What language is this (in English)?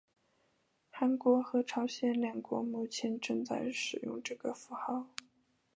Chinese